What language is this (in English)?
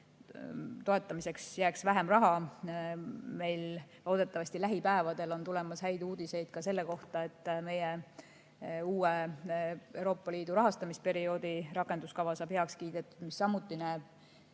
Estonian